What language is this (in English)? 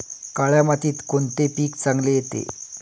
Marathi